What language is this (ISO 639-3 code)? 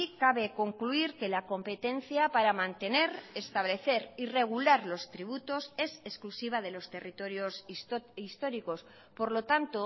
spa